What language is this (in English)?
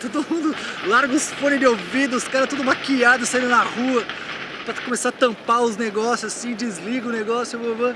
Portuguese